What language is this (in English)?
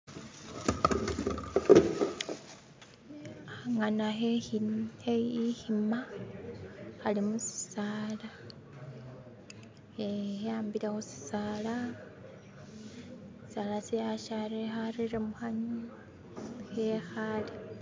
Masaaba